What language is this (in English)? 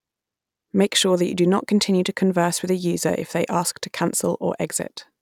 English